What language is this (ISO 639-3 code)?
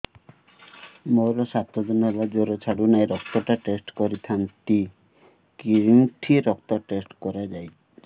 ori